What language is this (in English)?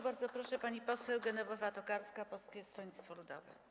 Polish